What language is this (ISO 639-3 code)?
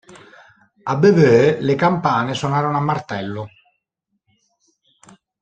ita